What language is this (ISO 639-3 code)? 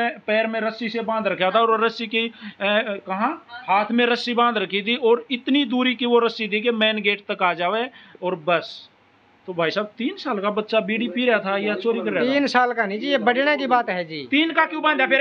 hin